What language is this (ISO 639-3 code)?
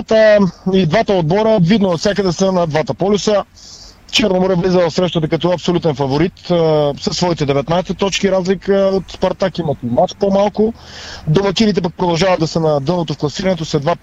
bul